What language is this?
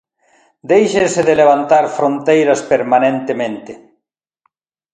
Galician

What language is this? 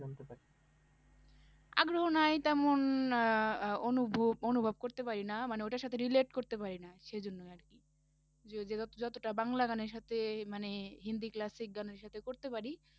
Bangla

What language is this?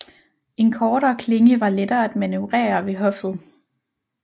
Danish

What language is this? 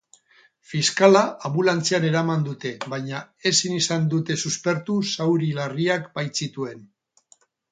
Basque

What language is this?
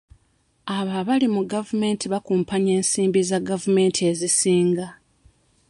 Ganda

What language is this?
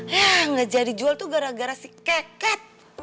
Indonesian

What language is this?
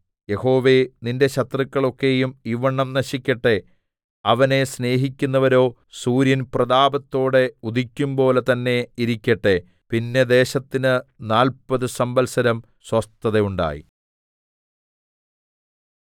Malayalam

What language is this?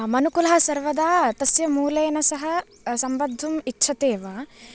Sanskrit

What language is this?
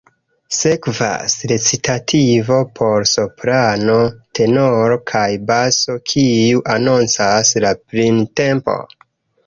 Esperanto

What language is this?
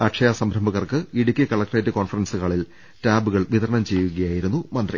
Malayalam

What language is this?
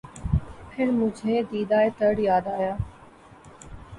Urdu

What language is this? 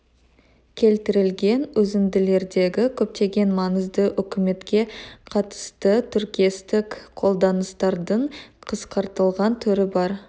Kazakh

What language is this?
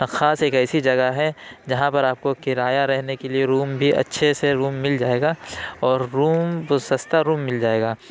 Urdu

